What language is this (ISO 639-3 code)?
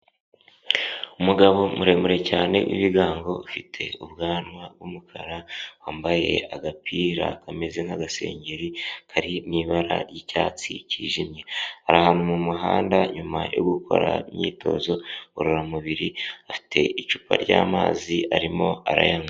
kin